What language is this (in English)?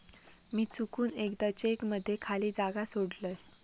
Marathi